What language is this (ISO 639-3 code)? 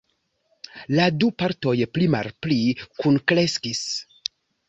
epo